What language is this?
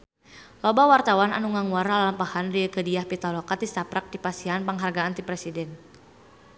Sundanese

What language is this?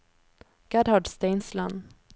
Norwegian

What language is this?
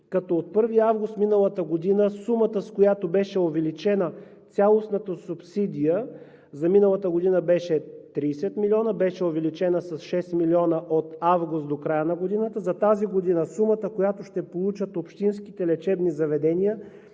Bulgarian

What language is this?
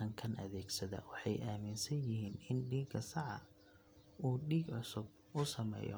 Somali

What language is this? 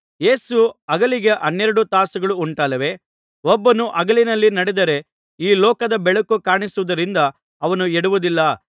Kannada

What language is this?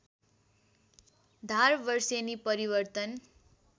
Nepali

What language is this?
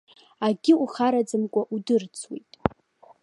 Abkhazian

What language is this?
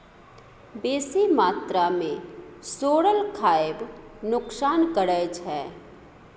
Maithili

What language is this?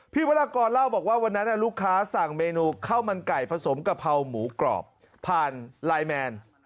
Thai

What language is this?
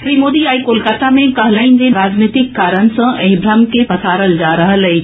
Maithili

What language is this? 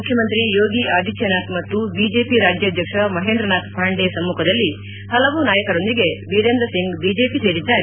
Kannada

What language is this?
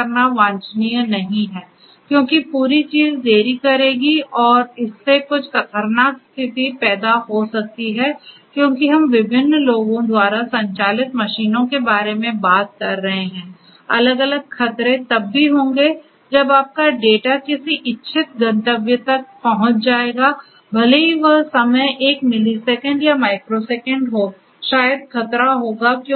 Hindi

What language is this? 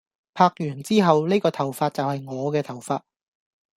Cantonese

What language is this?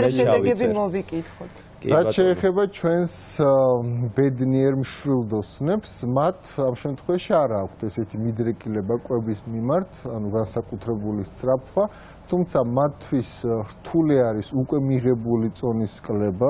Romanian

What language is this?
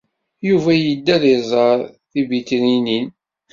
Kabyle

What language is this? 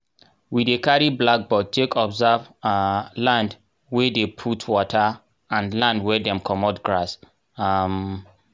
Nigerian Pidgin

